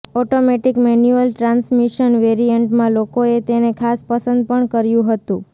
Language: Gujarati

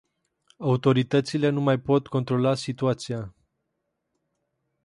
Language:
Romanian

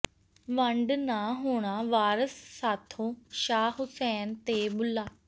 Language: Punjabi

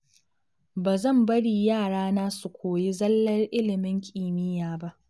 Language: Hausa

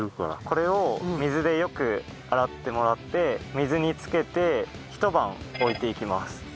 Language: Japanese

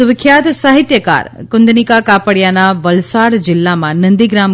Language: Gujarati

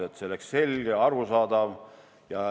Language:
Estonian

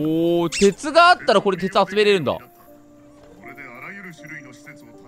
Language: Japanese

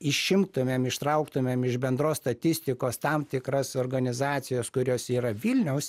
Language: Lithuanian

